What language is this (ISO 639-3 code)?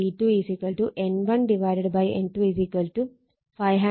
mal